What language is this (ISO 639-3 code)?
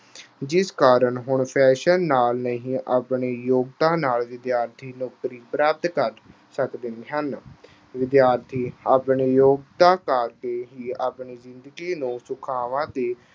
pan